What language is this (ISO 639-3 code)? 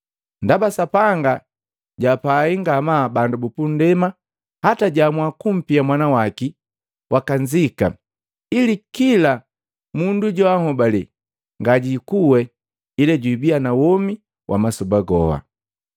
mgv